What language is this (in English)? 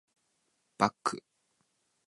Japanese